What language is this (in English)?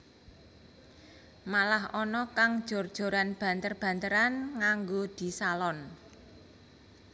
Javanese